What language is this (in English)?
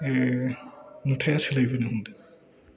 Bodo